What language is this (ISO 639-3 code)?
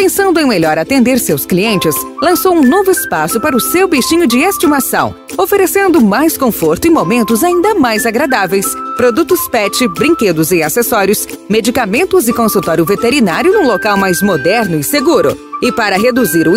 por